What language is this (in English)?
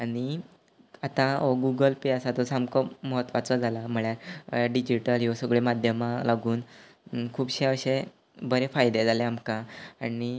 Konkani